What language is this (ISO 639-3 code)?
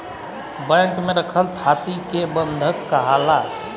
bho